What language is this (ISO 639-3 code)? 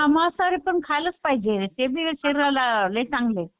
mar